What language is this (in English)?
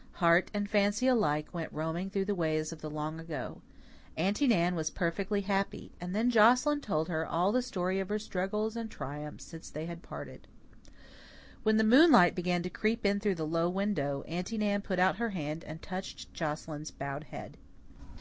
English